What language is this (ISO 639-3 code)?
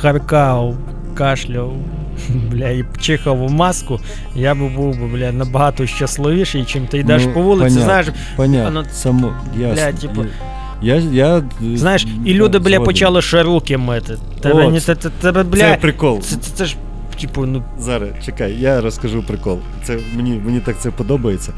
ukr